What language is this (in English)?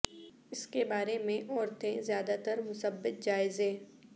Urdu